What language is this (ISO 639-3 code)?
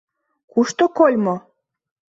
chm